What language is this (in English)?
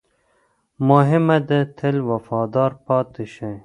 Pashto